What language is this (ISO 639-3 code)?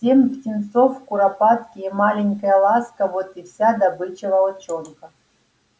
rus